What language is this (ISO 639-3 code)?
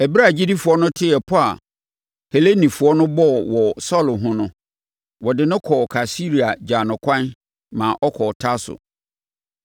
aka